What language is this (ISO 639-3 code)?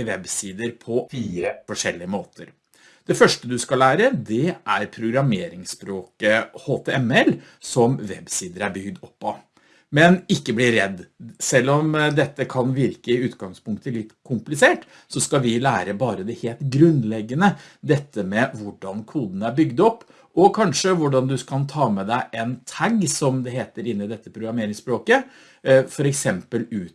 nor